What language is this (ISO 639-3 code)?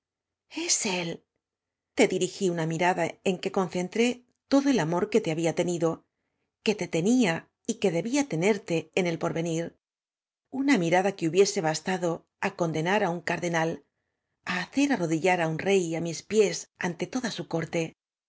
spa